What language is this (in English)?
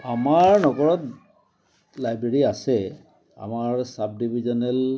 Assamese